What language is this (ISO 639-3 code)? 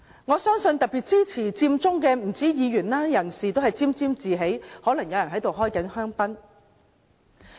yue